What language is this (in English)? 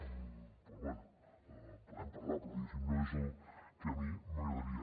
Catalan